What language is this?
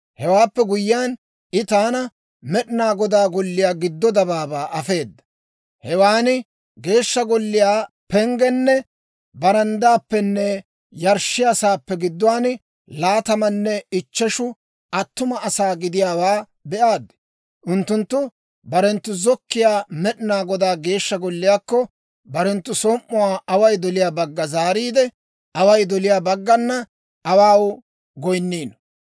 Dawro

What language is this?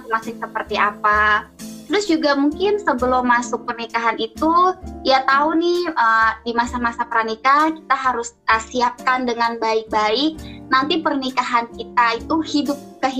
Indonesian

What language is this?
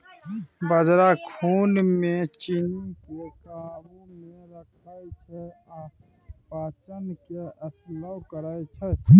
Maithili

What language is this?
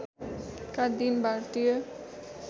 Nepali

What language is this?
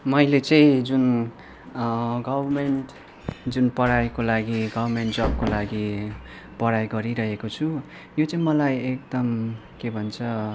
Nepali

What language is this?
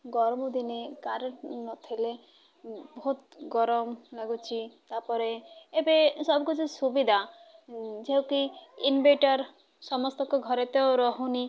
Odia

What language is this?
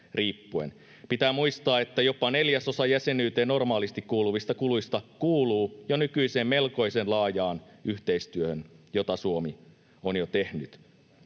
Finnish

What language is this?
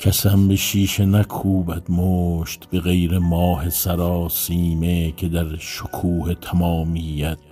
Persian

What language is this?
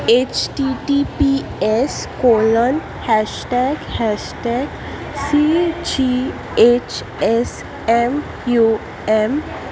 Konkani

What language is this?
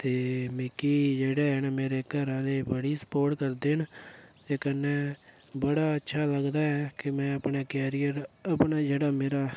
Dogri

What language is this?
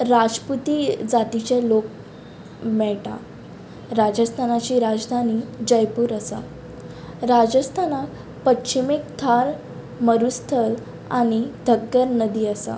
Konkani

